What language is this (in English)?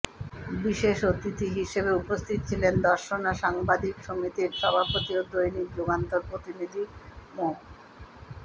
Bangla